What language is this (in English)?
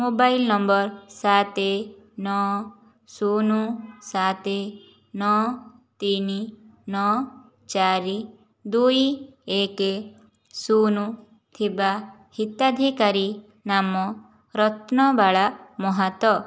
Odia